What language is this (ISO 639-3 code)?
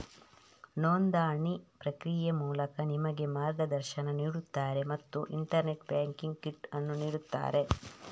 kan